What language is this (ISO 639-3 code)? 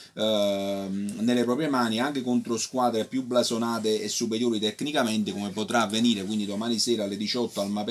ita